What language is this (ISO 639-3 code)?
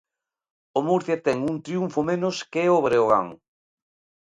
glg